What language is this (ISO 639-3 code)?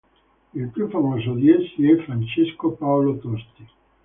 ita